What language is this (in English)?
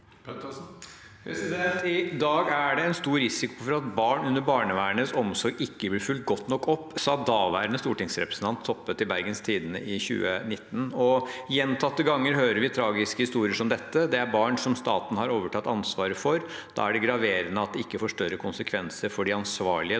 Norwegian